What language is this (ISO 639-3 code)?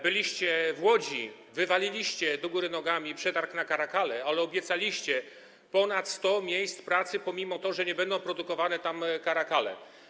pol